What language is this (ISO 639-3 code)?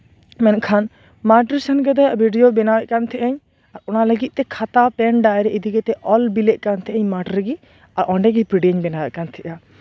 sat